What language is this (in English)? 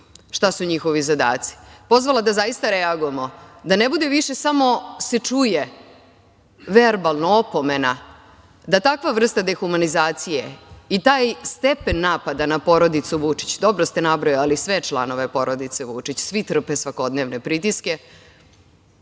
Serbian